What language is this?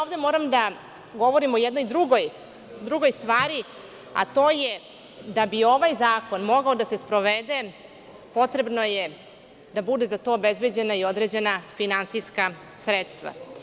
Serbian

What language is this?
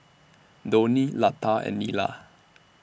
English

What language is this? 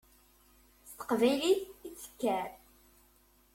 Kabyle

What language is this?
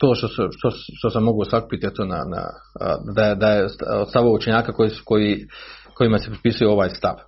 Croatian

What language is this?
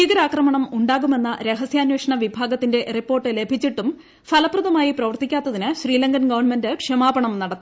Malayalam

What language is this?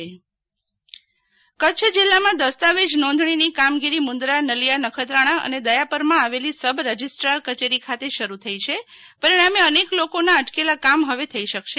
Gujarati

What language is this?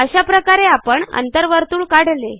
Marathi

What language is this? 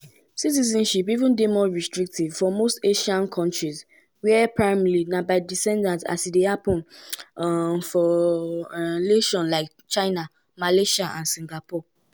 Nigerian Pidgin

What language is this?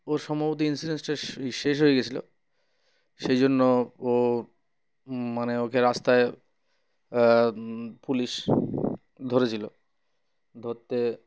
Bangla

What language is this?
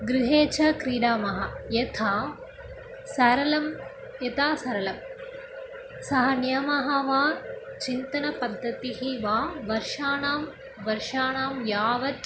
Sanskrit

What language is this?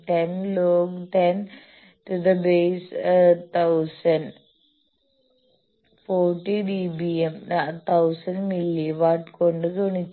Malayalam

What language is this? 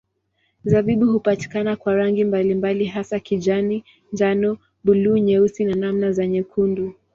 Swahili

